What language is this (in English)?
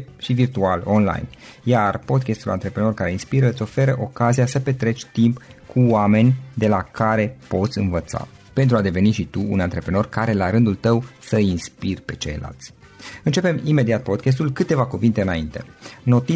Romanian